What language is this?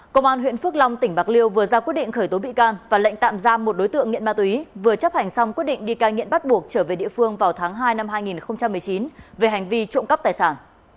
Vietnamese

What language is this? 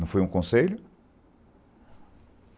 Portuguese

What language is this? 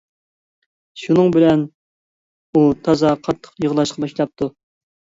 Uyghur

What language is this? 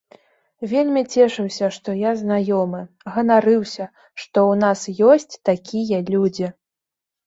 Belarusian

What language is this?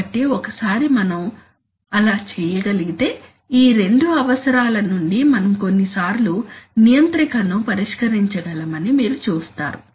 Telugu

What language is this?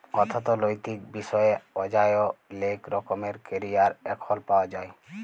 Bangla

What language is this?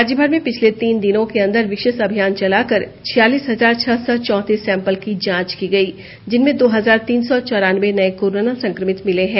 Hindi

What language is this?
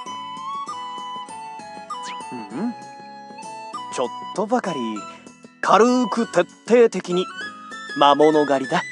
Japanese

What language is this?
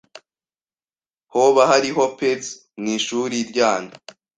Kinyarwanda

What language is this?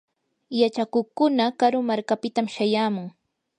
Yanahuanca Pasco Quechua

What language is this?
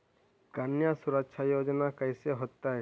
Magahi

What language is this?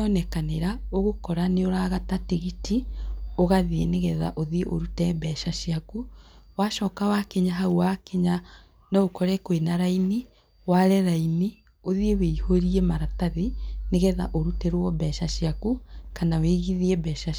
Kikuyu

